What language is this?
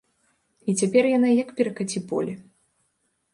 Belarusian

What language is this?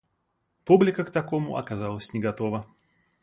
Russian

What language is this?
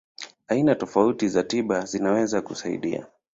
Swahili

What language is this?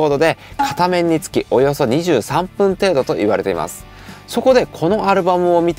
Japanese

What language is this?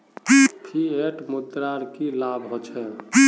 Magahi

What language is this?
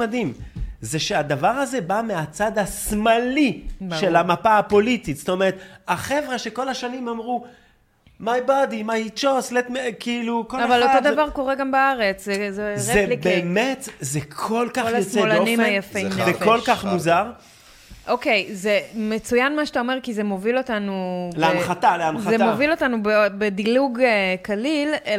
Hebrew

